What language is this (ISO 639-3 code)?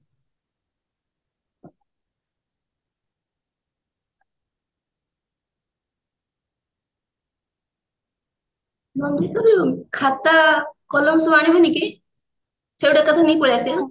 ori